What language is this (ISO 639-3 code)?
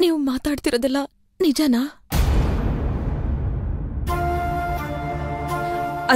hin